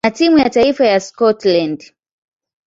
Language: Swahili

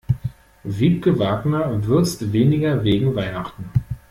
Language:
German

